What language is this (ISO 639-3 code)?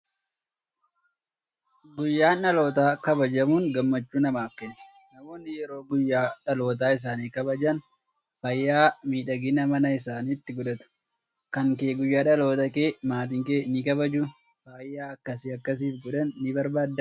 orm